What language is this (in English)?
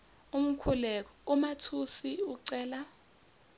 Zulu